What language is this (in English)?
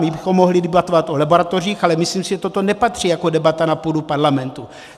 Czech